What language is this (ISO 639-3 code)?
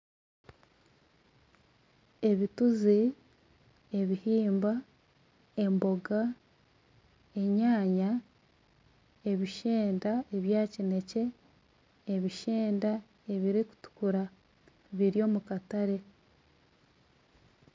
nyn